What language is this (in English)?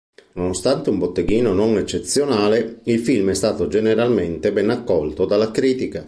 Italian